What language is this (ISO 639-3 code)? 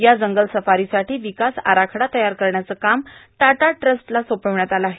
mar